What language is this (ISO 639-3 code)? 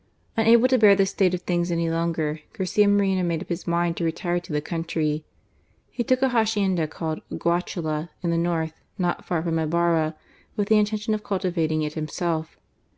eng